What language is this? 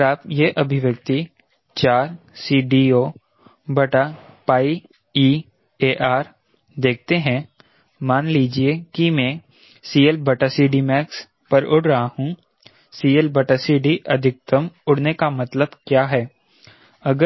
Hindi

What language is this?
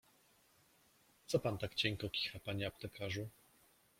Polish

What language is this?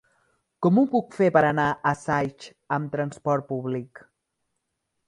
Catalan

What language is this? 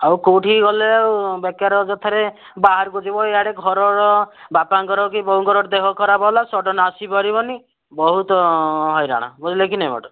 Odia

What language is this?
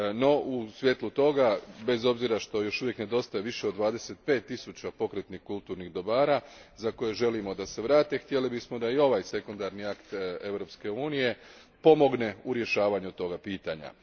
Croatian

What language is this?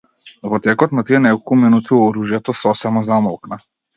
Macedonian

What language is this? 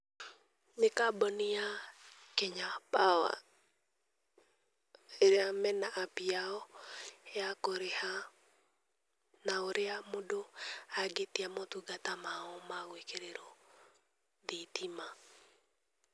Kikuyu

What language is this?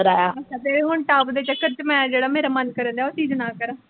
Punjabi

